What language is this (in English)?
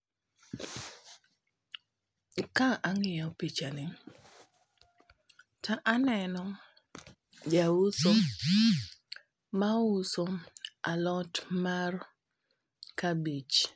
Luo (Kenya and Tanzania)